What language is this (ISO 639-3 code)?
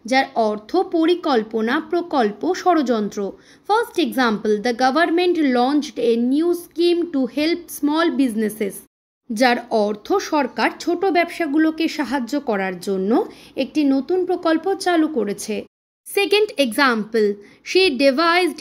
ben